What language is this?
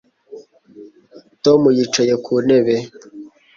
Kinyarwanda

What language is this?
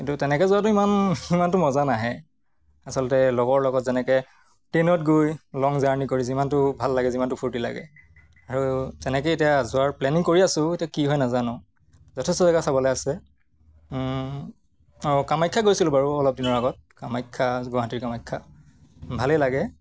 Assamese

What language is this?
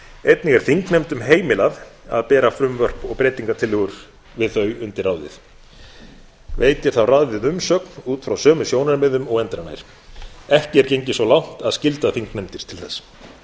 Icelandic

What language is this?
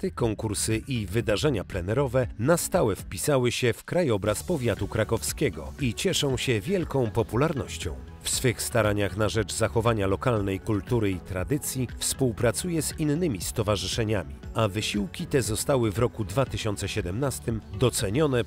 Polish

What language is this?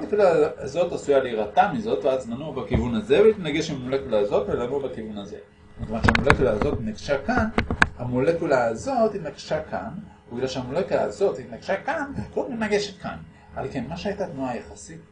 Hebrew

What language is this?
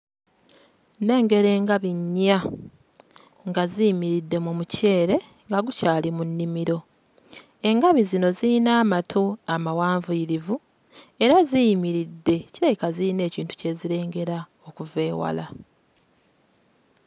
Ganda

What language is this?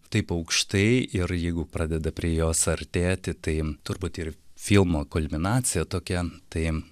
Lithuanian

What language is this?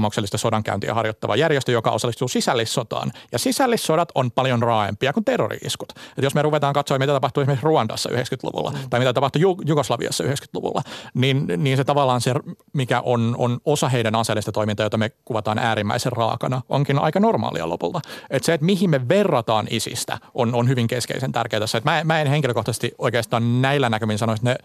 Finnish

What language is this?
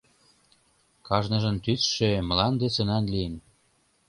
Mari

